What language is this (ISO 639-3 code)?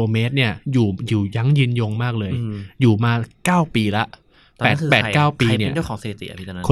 tha